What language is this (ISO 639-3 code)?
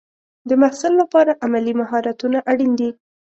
pus